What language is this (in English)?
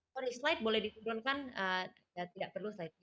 Indonesian